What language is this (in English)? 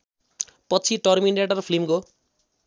Nepali